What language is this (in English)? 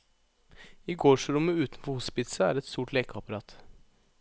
Norwegian